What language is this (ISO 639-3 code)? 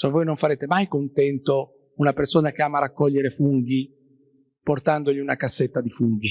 ita